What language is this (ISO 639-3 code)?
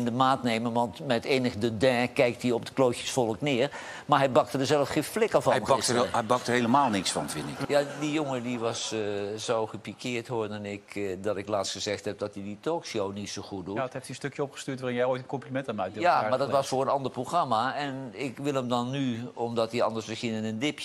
nld